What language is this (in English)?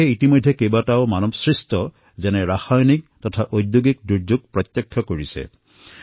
Assamese